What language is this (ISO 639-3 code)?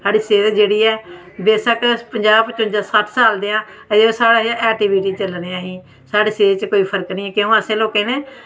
doi